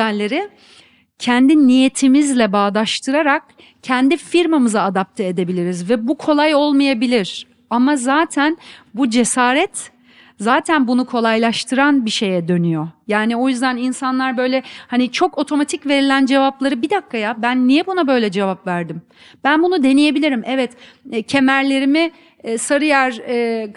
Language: Turkish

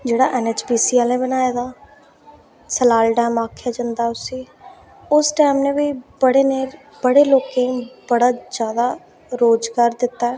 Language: Dogri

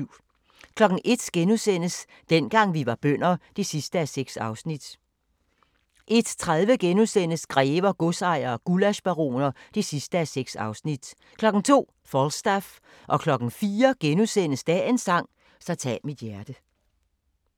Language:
Danish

